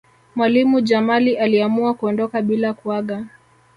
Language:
Swahili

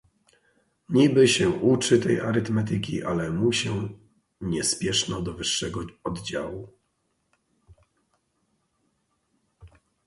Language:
Polish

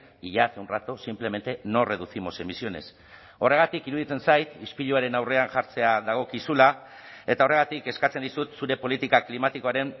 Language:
Basque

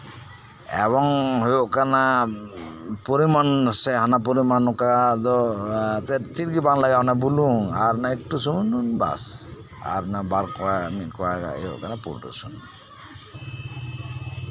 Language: Santali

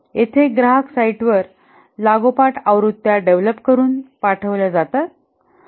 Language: Marathi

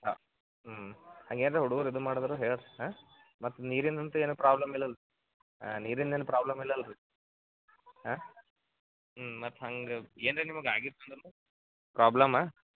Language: Kannada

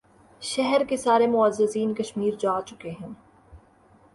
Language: Urdu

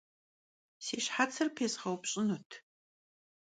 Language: Kabardian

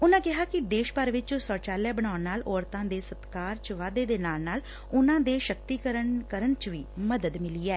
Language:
Punjabi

